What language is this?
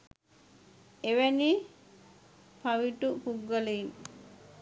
Sinhala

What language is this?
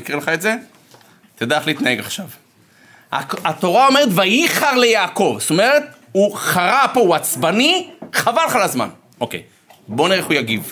Hebrew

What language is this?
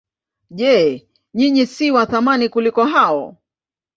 Swahili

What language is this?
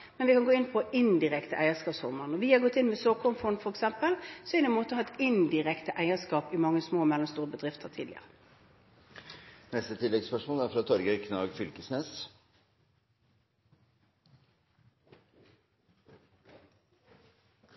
Norwegian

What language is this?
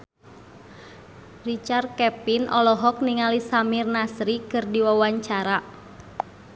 Sundanese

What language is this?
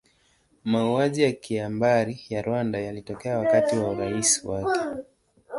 Swahili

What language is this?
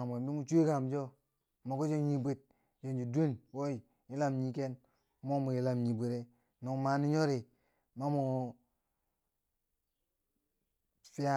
Bangwinji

